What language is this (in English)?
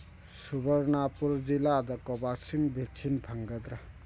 Manipuri